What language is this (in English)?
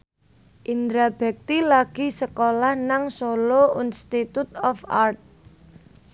Javanese